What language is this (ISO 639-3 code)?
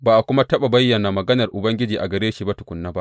hau